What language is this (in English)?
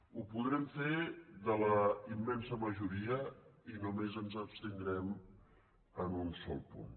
Catalan